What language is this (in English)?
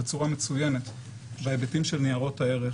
Hebrew